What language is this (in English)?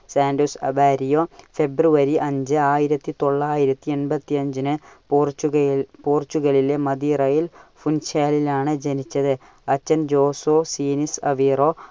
Malayalam